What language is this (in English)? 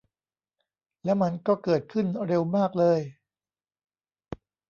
Thai